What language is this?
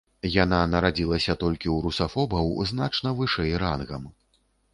Belarusian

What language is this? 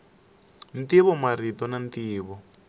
Tsonga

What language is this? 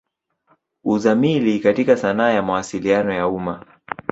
Swahili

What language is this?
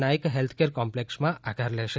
Gujarati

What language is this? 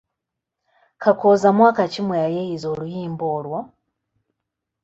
Ganda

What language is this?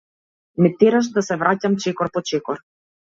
Macedonian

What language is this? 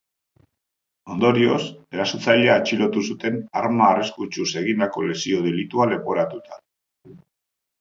Basque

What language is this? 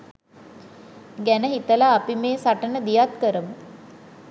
Sinhala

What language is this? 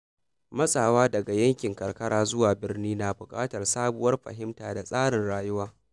Hausa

